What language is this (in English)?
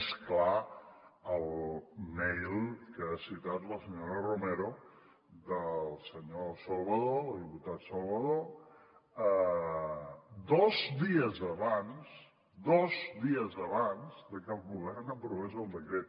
Catalan